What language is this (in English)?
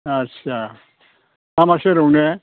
Bodo